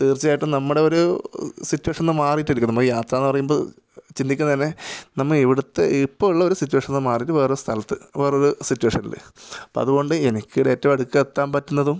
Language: Malayalam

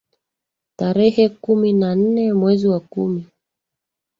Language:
Swahili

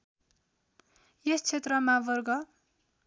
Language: Nepali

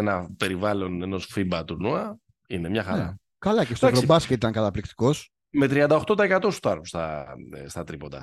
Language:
Greek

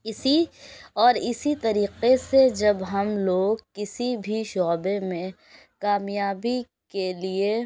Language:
Urdu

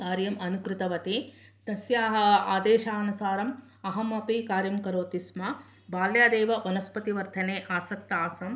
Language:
Sanskrit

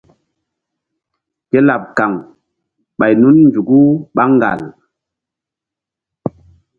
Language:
Mbum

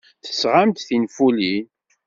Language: Kabyle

